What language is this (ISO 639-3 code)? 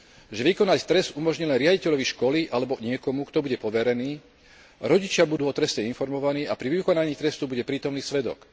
slk